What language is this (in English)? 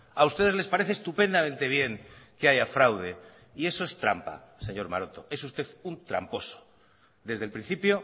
Spanish